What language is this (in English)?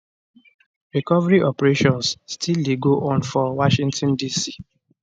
Nigerian Pidgin